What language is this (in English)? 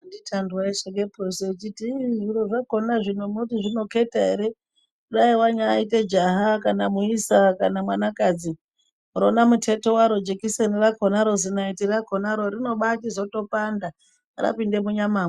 Ndau